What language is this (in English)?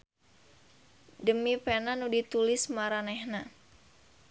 Sundanese